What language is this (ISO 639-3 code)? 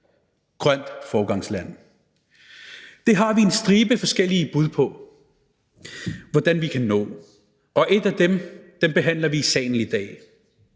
dan